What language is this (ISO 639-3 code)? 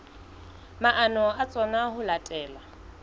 sot